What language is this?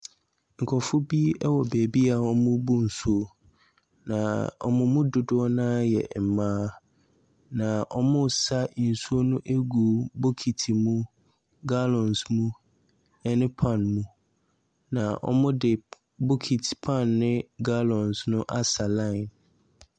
Akan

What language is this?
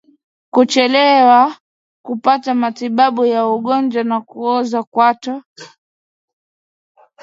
Swahili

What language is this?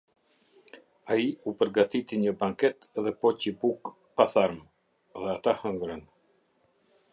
Albanian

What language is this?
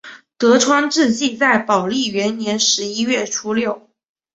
Chinese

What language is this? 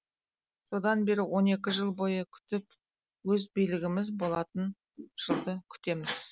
Kazakh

